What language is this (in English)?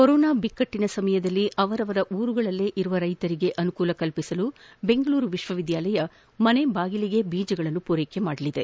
Kannada